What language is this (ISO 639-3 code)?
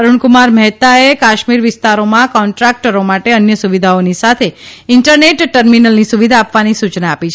guj